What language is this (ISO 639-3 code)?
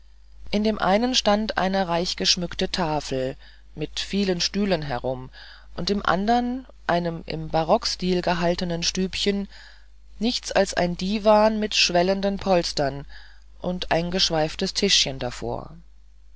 deu